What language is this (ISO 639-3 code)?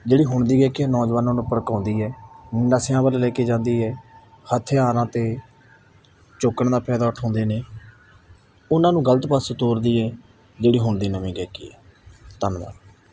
pan